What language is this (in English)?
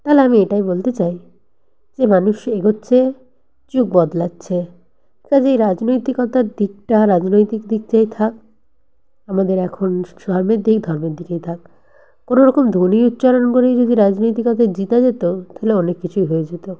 Bangla